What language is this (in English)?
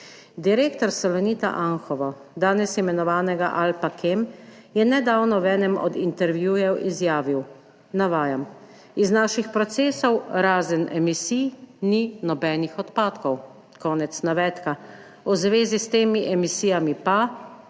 Slovenian